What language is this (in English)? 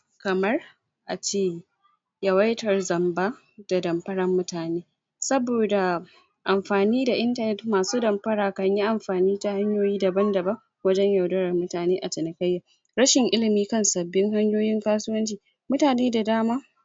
Hausa